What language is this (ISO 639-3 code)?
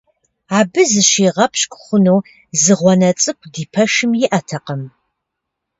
kbd